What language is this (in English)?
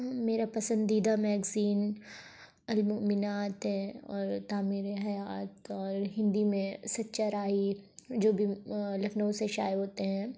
Urdu